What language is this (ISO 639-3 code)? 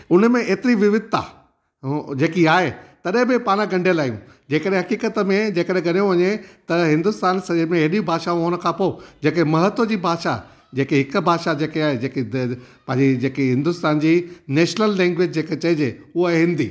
snd